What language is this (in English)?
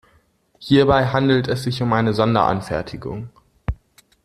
German